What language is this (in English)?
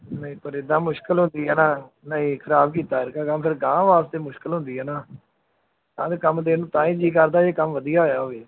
Punjabi